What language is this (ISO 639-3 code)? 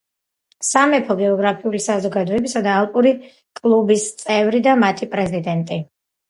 kat